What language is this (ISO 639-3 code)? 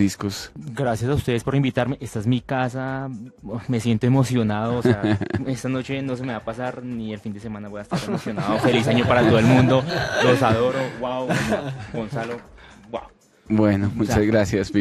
spa